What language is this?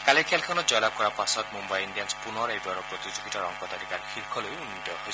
Assamese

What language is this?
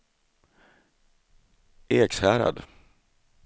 Swedish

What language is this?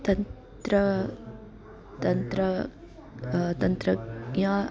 Sanskrit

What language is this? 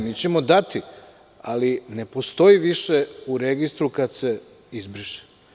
Serbian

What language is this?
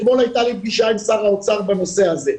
Hebrew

